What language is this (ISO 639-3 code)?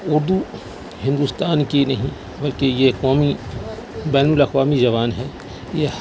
urd